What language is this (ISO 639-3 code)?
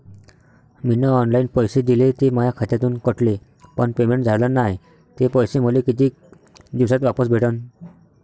mar